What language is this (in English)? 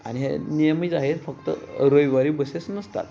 Marathi